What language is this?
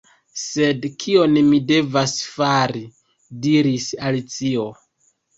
Esperanto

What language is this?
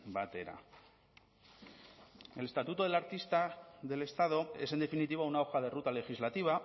Spanish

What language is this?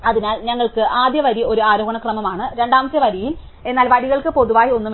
Malayalam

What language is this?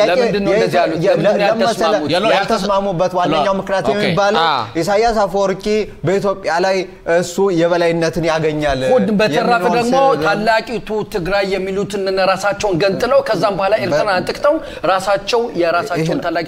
Arabic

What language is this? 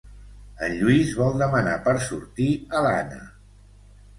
Catalan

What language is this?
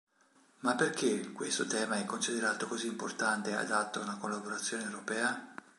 Italian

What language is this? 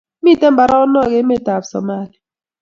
Kalenjin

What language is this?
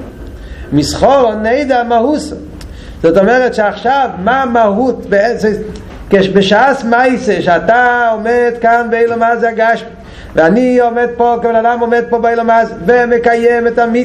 Hebrew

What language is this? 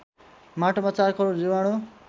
Nepali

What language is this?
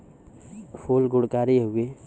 Bhojpuri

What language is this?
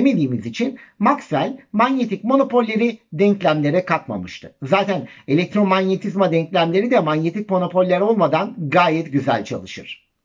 Turkish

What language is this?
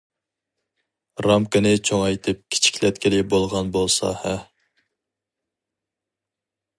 Uyghur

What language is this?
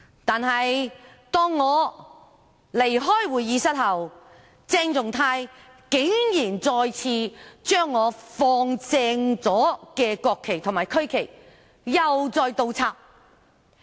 Cantonese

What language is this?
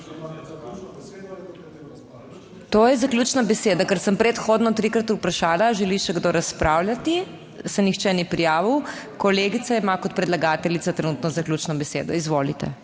Slovenian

